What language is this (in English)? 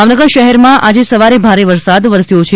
Gujarati